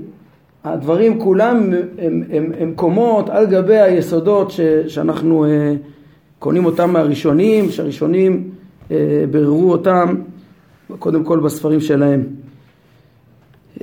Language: Hebrew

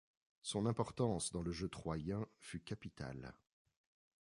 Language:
French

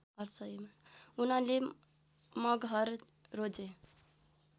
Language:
Nepali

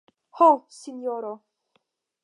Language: Esperanto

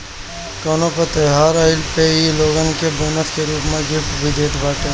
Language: Bhojpuri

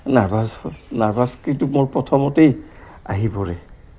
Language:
Assamese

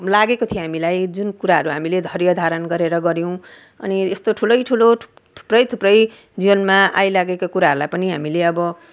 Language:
Nepali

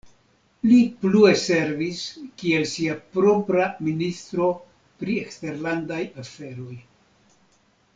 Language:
Esperanto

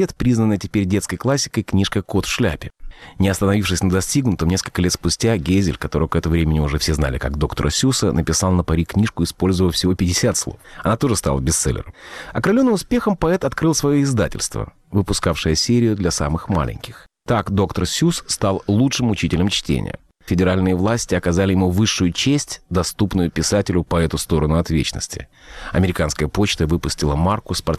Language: Russian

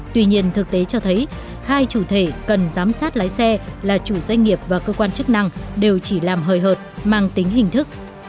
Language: Vietnamese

